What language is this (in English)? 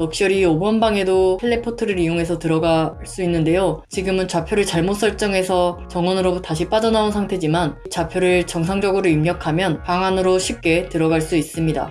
Korean